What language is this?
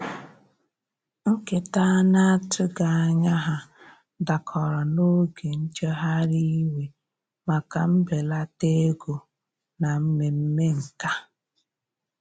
Igbo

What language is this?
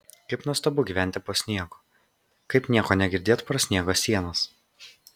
Lithuanian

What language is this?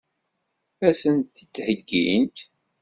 Kabyle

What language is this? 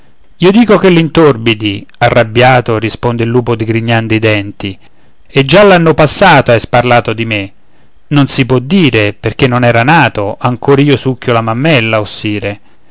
Italian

